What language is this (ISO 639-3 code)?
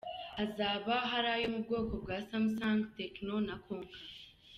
kin